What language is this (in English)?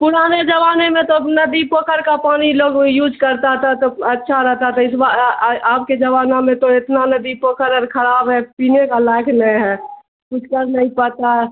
Urdu